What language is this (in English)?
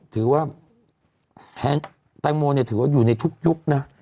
Thai